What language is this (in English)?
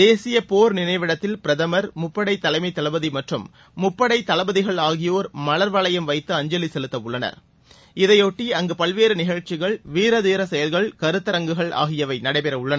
Tamil